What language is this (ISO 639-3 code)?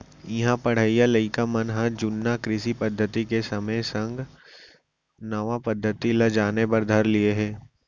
hne